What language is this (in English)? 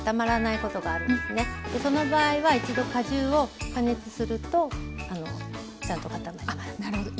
Japanese